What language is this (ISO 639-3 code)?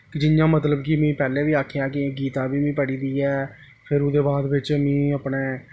doi